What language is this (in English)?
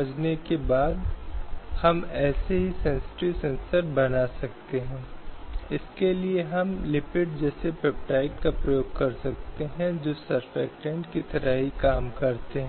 Hindi